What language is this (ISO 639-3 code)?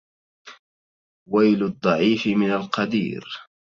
ara